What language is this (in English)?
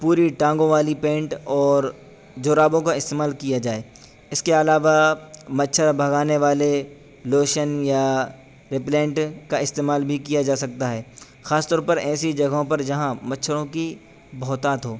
Urdu